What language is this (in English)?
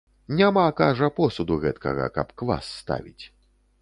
Belarusian